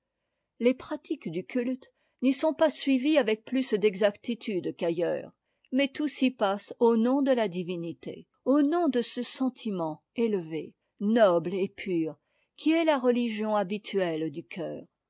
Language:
French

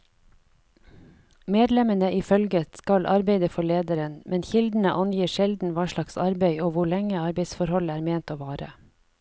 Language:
Norwegian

